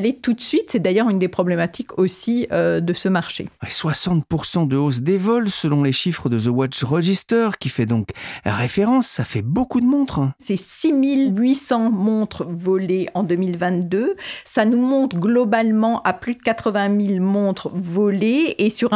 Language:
French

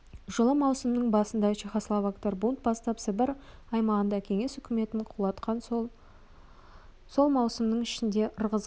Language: Kazakh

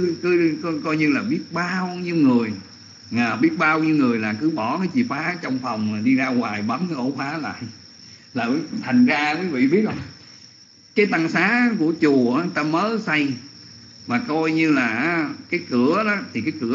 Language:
Vietnamese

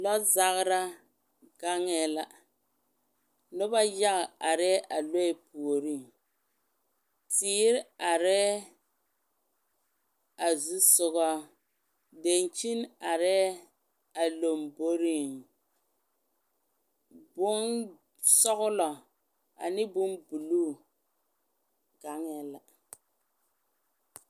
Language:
Southern Dagaare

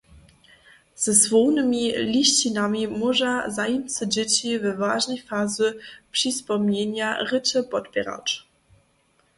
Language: Upper Sorbian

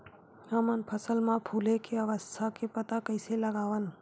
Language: Chhattisgarhi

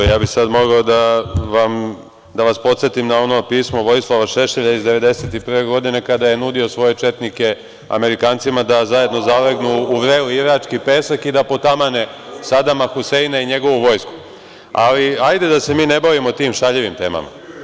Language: Serbian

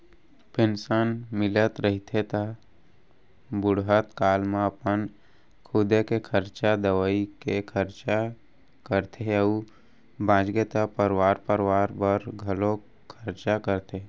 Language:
Chhattisgarhi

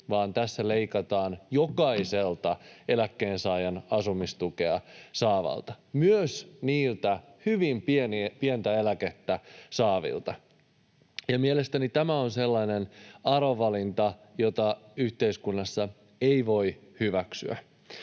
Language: Finnish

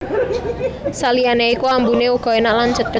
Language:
Javanese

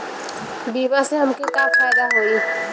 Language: Bhojpuri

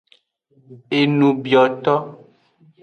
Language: Aja (Benin)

